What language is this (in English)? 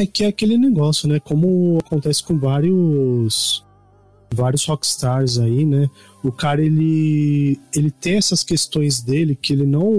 Portuguese